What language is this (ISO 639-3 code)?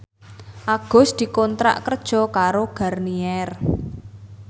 jav